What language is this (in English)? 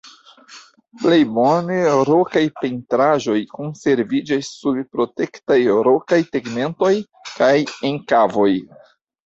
Esperanto